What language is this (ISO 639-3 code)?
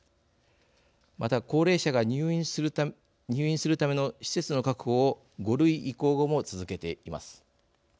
jpn